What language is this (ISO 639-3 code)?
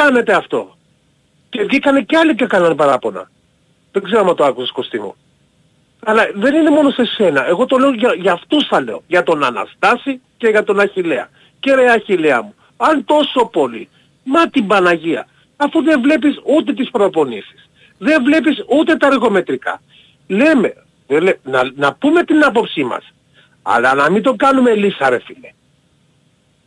ell